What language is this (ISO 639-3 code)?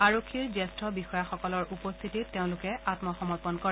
asm